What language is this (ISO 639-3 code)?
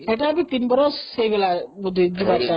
ori